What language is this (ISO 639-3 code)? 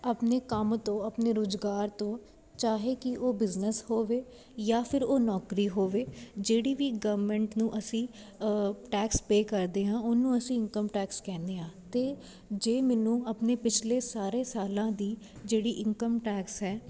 pan